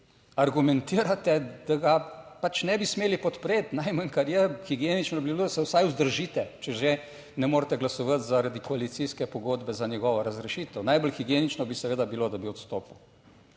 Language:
Slovenian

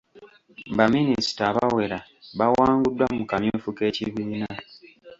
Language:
Ganda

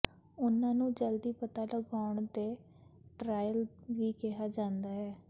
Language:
Punjabi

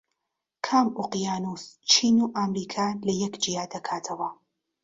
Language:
Central Kurdish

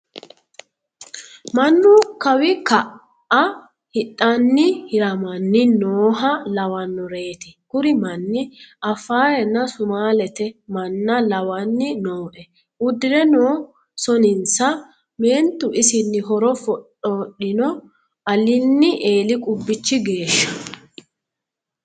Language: Sidamo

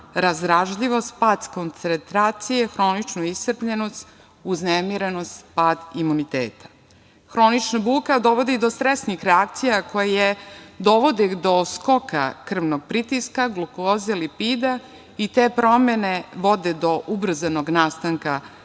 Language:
Serbian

